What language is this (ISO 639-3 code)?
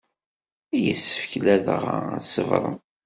kab